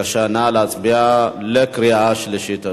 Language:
Hebrew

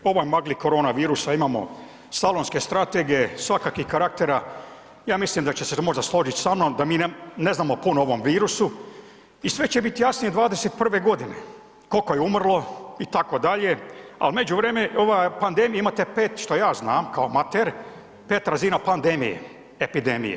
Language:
Croatian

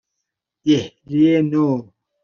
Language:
Persian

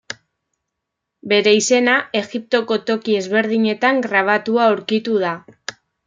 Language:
Basque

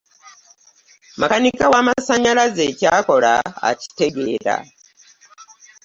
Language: Ganda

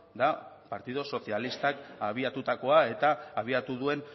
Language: Basque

